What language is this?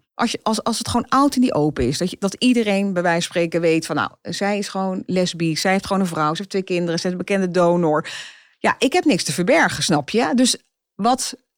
Dutch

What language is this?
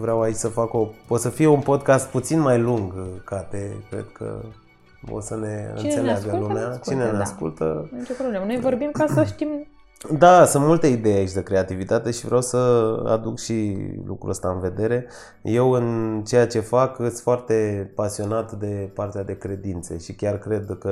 Romanian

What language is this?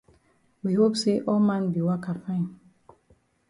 Cameroon Pidgin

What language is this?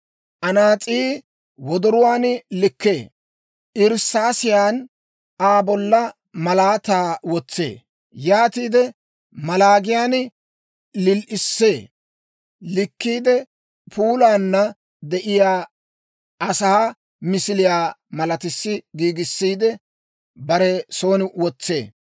Dawro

